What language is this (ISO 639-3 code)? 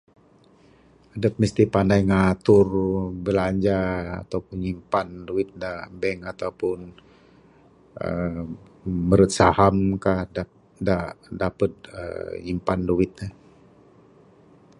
sdo